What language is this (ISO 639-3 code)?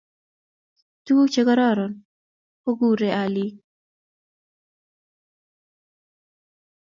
kln